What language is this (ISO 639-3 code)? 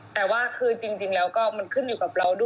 tha